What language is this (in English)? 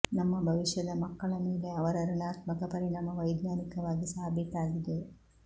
Kannada